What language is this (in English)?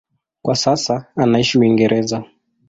Swahili